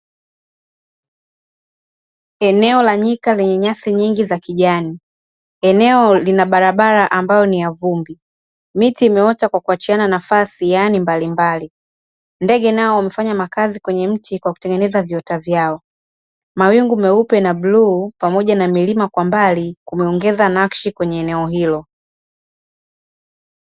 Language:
Swahili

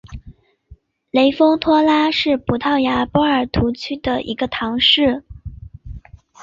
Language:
Chinese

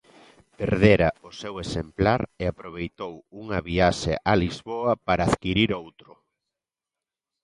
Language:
Galician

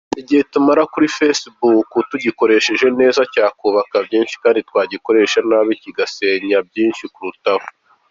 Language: Kinyarwanda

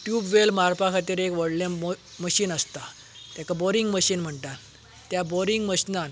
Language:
Konkani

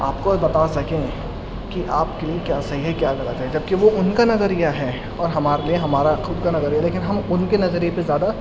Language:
Urdu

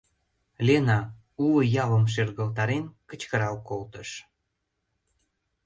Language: Mari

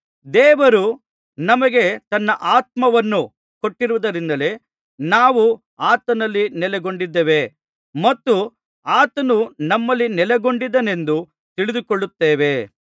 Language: Kannada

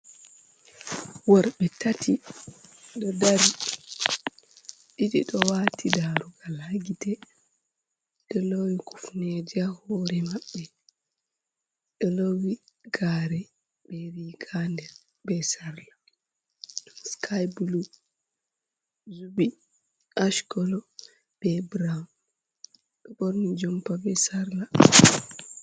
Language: Fula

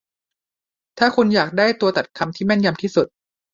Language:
Thai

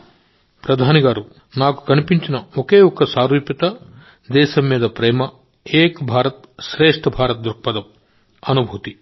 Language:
Telugu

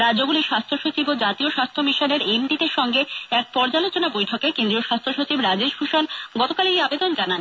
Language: Bangla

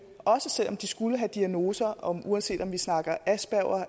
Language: Danish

